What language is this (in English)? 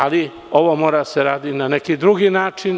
Serbian